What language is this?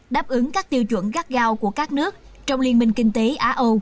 Vietnamese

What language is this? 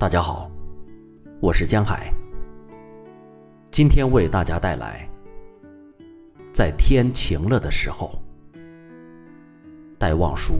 Chinese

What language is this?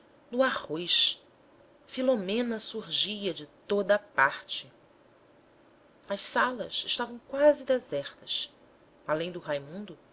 Portuguese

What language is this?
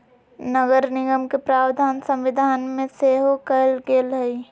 Magahi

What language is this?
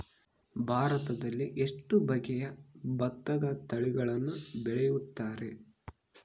Kannada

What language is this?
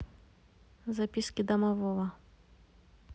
Russian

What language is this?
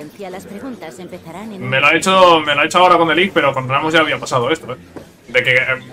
Spanish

